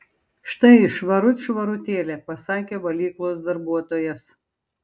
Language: Lithuanian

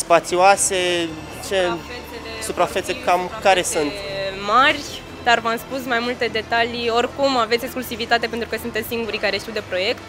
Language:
Romanian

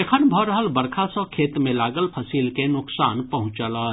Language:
Maithili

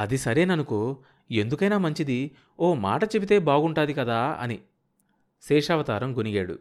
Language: Telugu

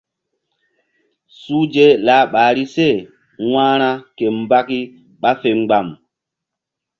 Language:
Mbum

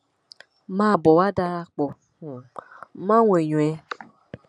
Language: Yoruba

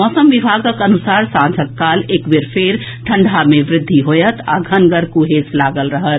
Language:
Maithili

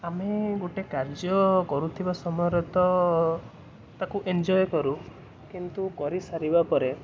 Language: Odia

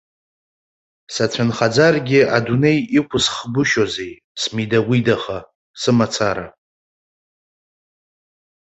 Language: Abkhazian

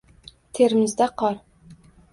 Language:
Uzbek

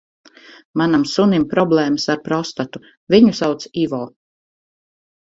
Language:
Latvian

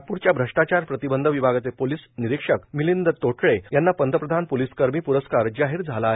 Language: Marathi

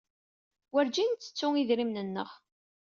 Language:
Kabyle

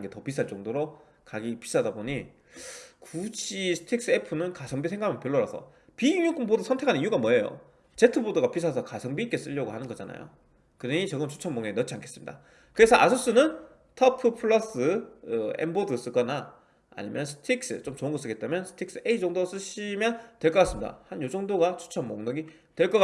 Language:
Korean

